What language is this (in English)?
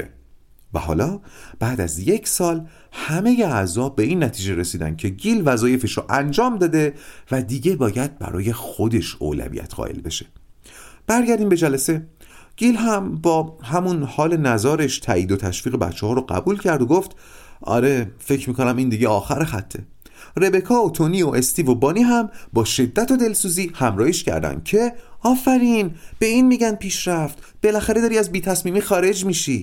Persian